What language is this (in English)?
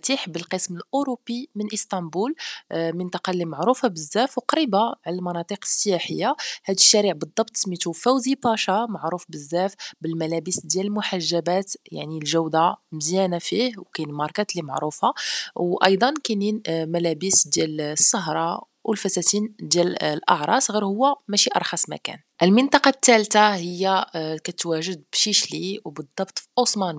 Arabic